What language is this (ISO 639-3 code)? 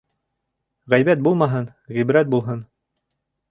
bak